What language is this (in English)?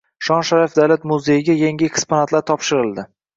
Uzbek